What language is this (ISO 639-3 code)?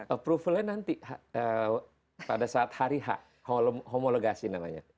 ind